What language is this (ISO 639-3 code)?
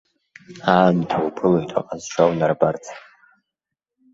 abk